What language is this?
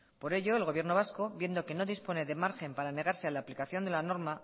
Spanish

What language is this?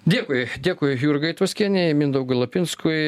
Lithuanian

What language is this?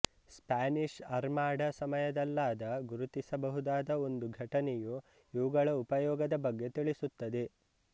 Kannada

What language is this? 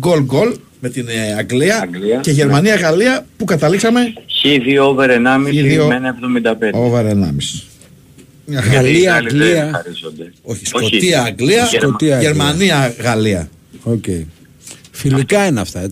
Greek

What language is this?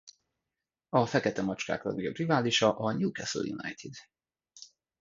Hungarian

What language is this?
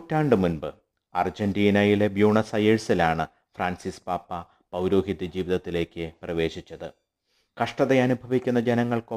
Malayalam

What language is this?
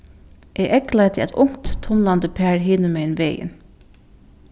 Faroese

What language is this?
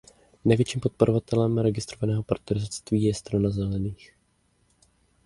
Czech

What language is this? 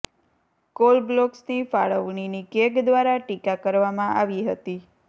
Gujarati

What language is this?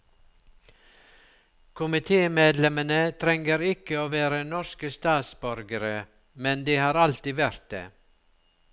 Norwegian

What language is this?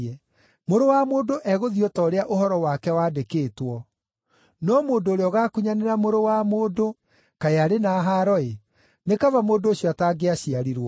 Kikuyu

